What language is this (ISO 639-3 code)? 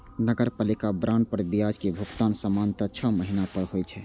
mai